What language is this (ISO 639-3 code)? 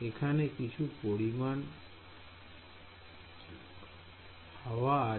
ben